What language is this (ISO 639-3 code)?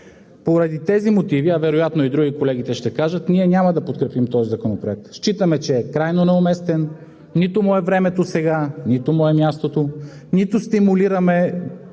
bul